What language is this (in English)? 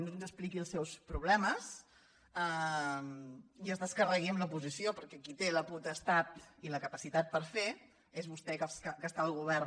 Catalan